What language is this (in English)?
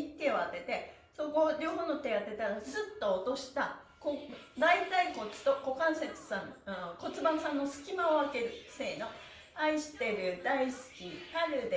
Japanese